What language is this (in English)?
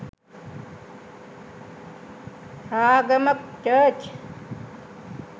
Sinhala